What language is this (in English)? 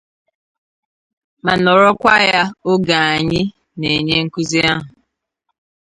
Igbo